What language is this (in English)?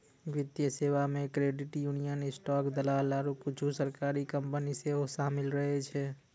Maithili